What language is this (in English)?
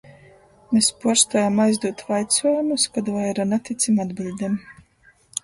Latgalian